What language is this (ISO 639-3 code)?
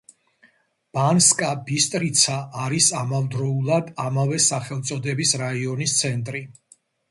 kat